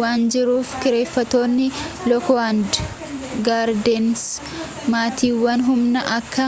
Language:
Oromo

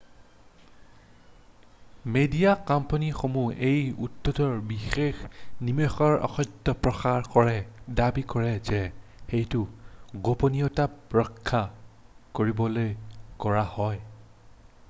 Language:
Assamese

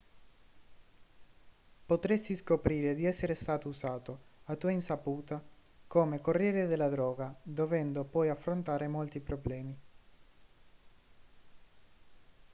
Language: Italian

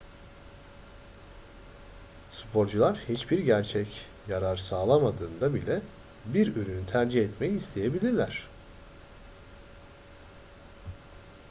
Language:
Turkish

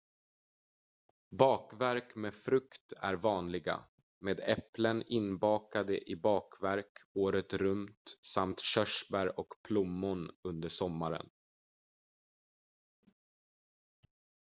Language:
Swedish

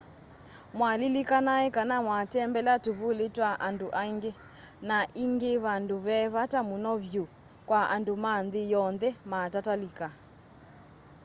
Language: Kamba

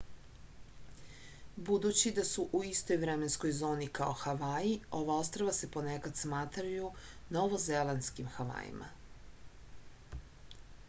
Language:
Serbian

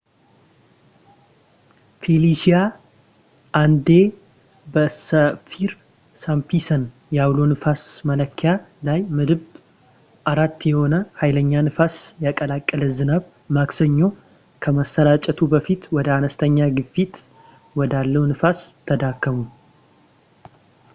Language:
Amharic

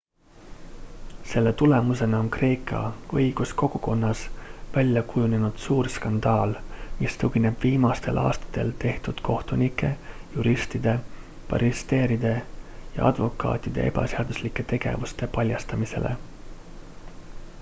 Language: Estonian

